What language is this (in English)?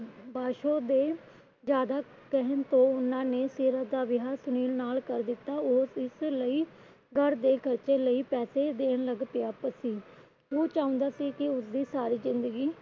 Punjabi